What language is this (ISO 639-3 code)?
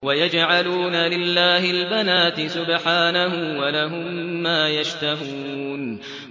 ara